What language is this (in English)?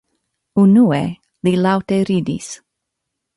Esperanto